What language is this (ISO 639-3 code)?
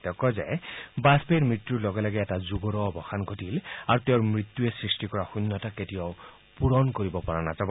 asm